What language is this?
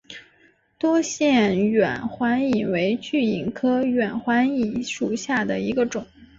Chinese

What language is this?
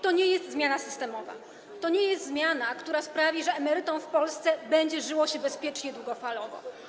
Polish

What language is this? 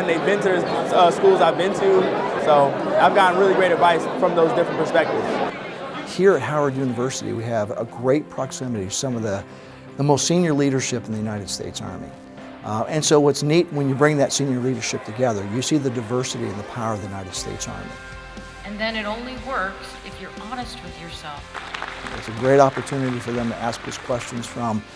English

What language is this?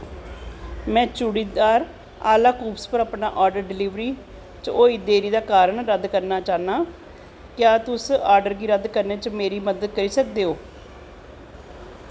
Dogri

